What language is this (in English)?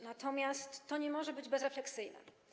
Polish